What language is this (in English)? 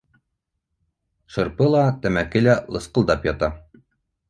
Bashkir